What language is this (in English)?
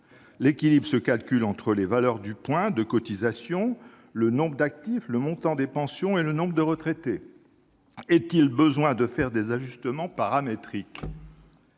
French